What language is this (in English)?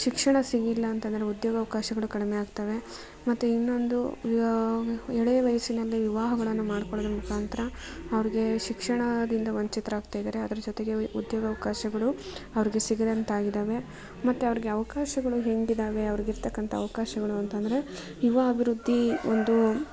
Kannada